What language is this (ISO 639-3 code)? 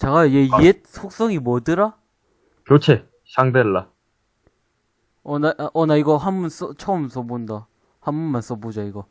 kor